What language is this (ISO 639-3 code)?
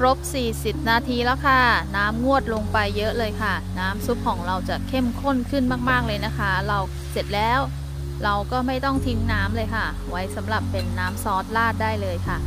tha